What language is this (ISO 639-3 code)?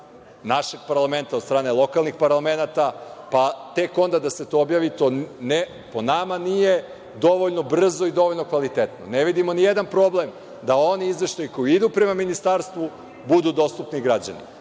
srp